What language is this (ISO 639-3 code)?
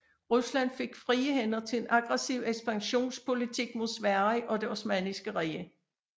dan